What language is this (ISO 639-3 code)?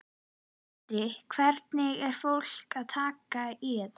isl